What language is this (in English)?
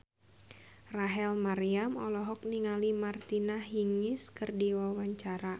Sundanese